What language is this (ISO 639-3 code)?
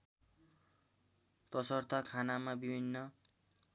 nep